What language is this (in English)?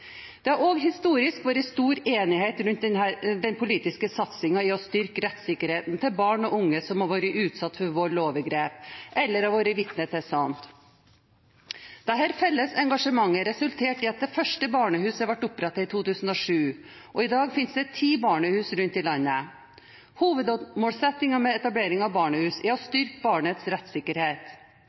Norwegian Bokmål